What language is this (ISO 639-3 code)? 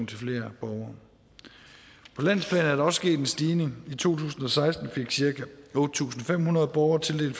dan